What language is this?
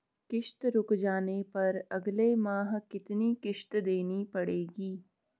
Hindi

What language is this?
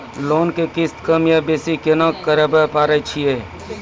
Maithili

